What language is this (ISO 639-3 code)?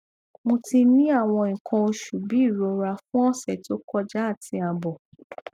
yor